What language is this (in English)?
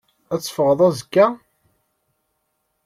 Kabyle